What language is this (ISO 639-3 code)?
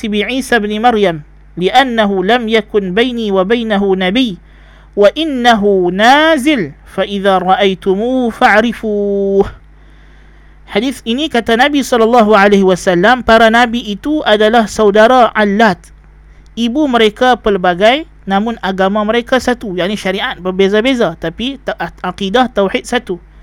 msa